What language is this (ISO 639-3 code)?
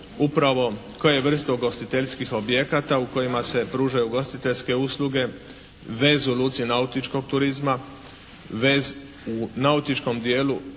hrv